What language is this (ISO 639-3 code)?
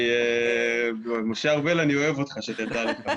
heb